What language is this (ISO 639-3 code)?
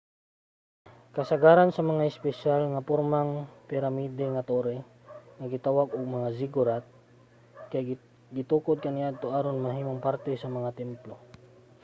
ceb